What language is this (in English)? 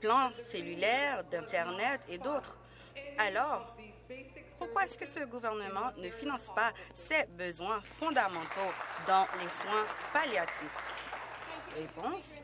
French